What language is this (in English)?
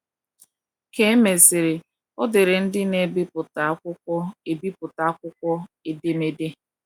Igbo